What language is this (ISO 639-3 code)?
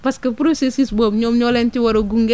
wol